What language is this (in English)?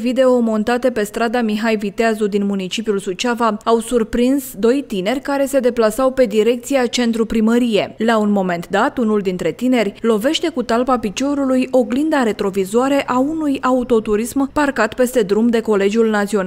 Romanian